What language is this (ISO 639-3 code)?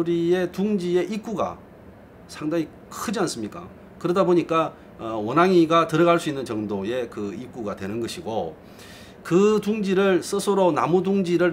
kor